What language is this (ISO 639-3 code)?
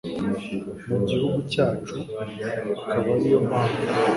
kin